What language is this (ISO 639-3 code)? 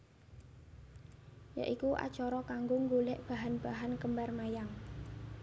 jav